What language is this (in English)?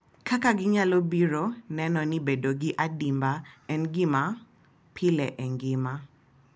Luo (Kenya and Tanzania)